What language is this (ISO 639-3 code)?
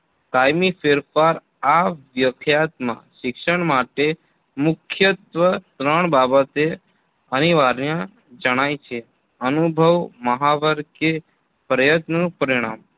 guj